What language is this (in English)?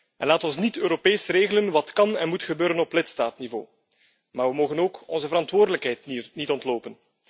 Dutch